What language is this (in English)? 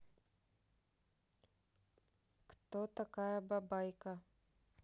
Russian